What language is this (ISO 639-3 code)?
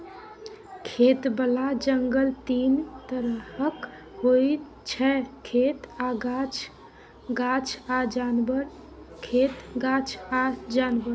mai